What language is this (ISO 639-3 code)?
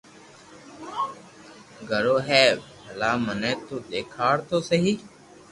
lrk